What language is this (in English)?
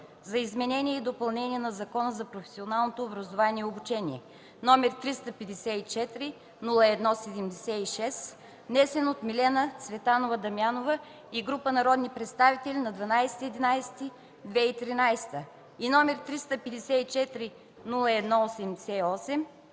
Bulgarian